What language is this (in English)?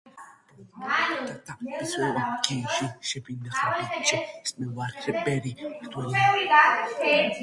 Georgian